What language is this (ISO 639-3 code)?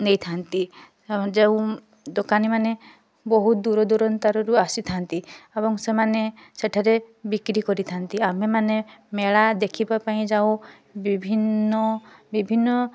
ori